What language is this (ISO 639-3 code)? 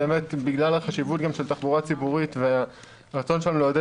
heb